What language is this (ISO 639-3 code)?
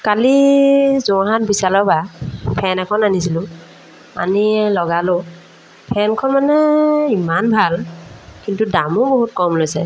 asm